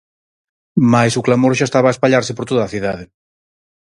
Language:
Galician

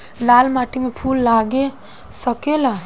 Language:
Bhojpuri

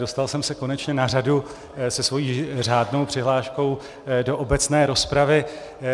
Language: Czech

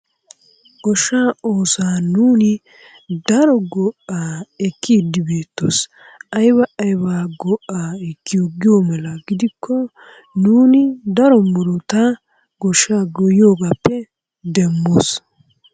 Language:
Wolaytta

